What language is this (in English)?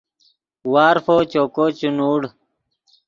Yidgha